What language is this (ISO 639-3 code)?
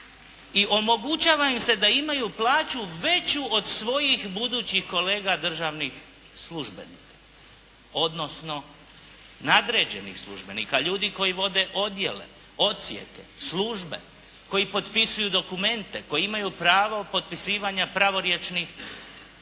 hrv